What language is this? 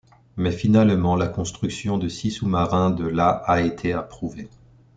French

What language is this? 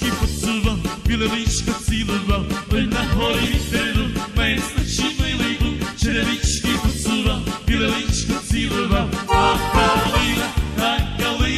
Romanian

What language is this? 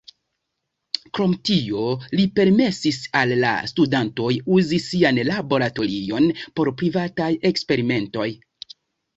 Esperanto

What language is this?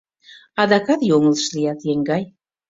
Mari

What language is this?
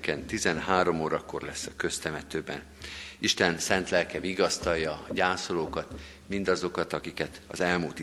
Hungarian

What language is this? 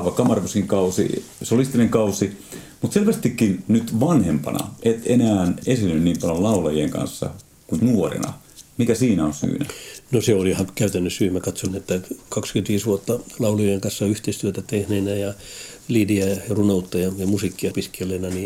Finnish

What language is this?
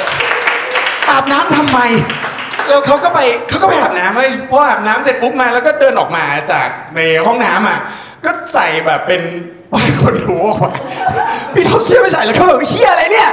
Thai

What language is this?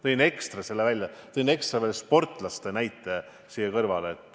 Estonian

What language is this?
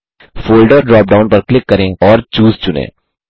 Hindi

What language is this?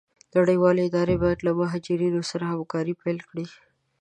Pashto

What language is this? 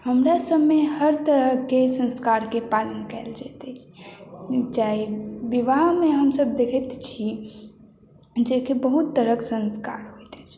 Maithili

